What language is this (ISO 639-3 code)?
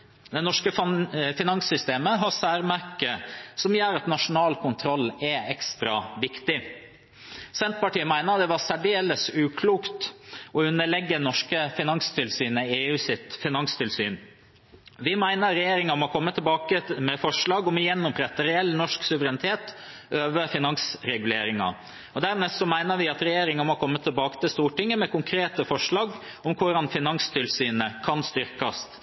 nob